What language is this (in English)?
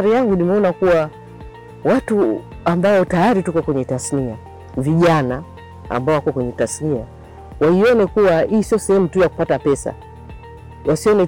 Swahili